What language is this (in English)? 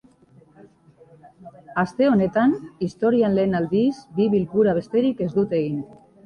Basque